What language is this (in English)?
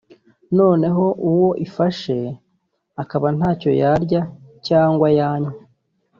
Kinyarwanda